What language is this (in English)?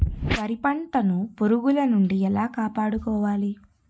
Telugu